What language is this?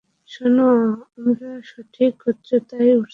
Bangla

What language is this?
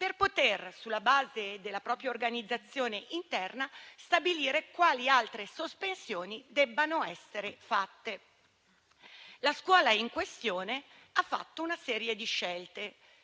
Italian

